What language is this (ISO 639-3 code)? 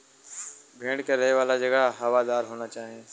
bho